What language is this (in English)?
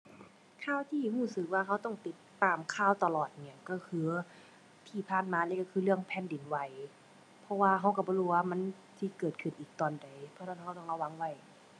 Thai